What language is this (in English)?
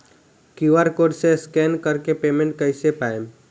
Bhojpuri